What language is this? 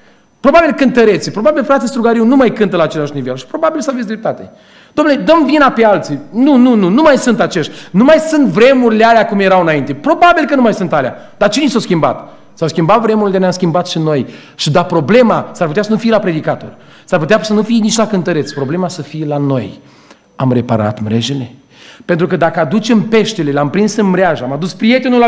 Romanian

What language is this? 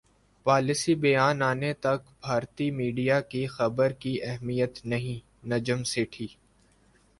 Urdu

